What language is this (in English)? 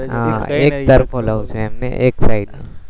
Gujarati